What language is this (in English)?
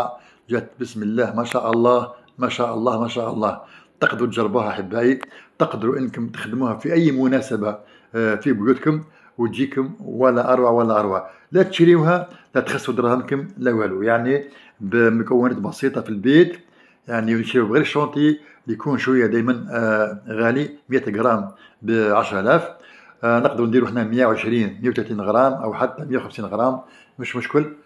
Arabic